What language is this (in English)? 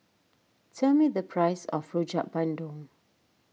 English